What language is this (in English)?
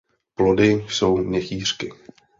Czech